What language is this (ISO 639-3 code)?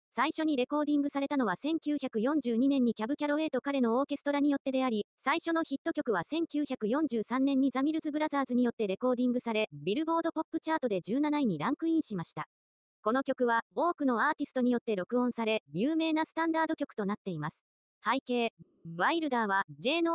jpn